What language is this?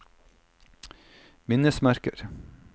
Norwegian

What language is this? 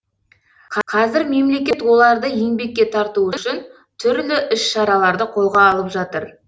Kazakh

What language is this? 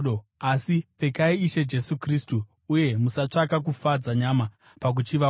Shona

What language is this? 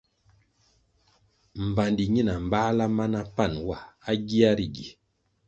Kwasio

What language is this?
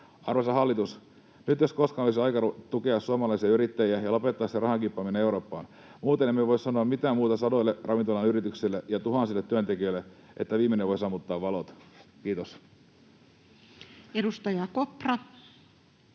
Finnish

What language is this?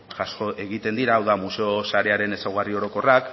Basque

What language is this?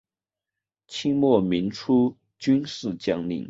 Chinese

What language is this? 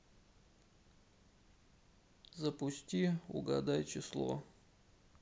Russian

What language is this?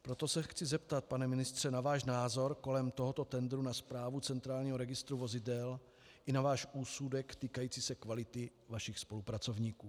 Czech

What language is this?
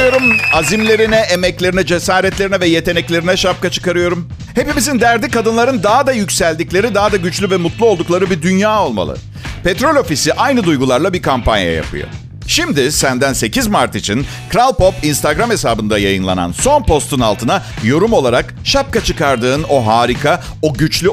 Turkish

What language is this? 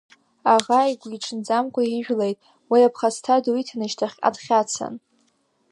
Abkhazian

